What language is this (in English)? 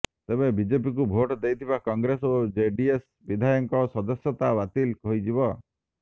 Odia